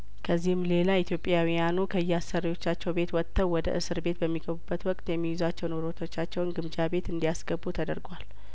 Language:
Amharic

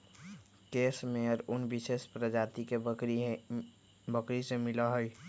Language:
Magahi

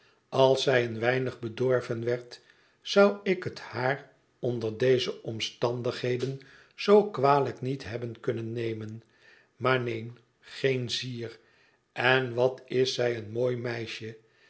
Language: Dutch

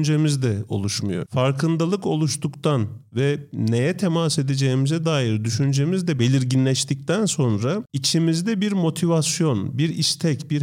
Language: Turkish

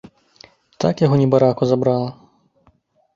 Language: Belarusian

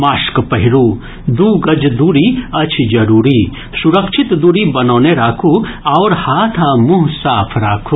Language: Maithili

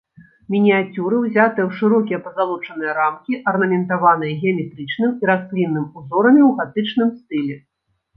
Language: Belarusian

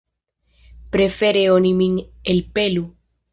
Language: Esperanto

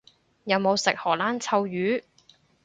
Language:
Cantonese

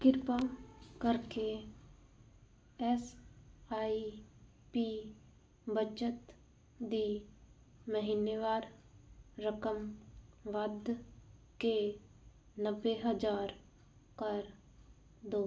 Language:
Punjabi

